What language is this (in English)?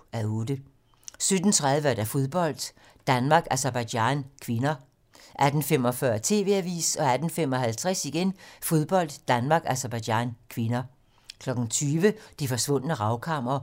Danish